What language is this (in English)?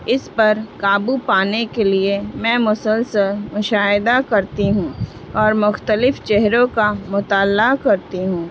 Urdu